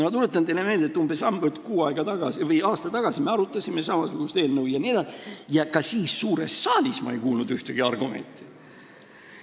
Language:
Estonian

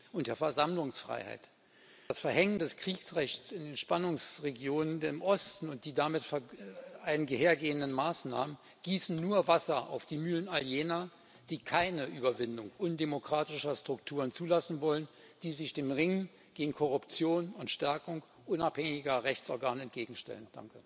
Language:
German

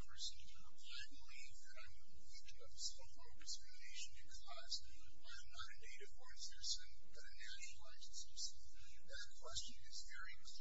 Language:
English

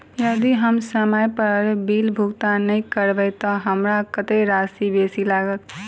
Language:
Maithili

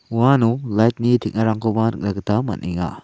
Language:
Garo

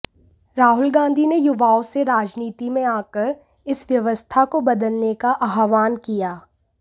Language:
Hindi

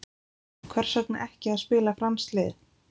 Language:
Icelandic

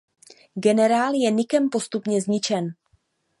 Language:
Czech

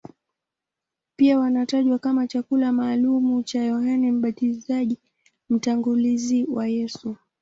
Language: Swahili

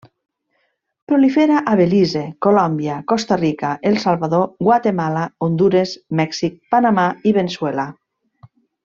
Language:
Catalan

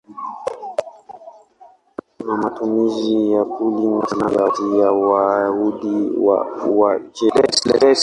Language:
Swahili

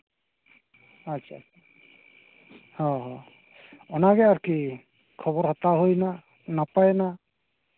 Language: Santali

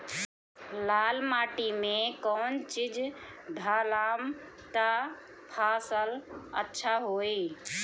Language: Bhojpuri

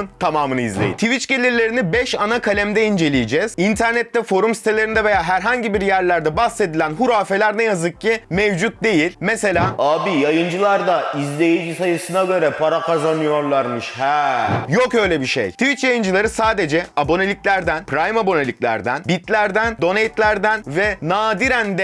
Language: Turkish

